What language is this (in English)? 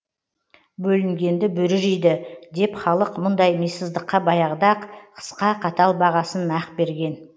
Kazakh